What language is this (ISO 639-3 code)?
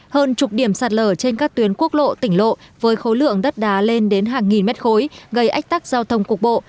vie